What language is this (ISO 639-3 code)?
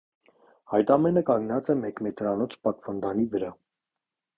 hye